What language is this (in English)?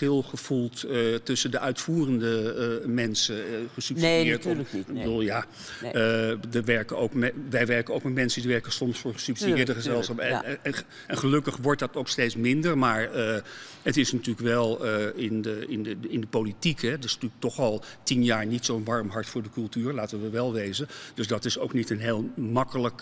Dutch